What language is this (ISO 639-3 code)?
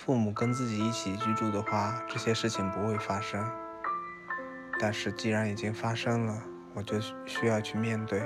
zho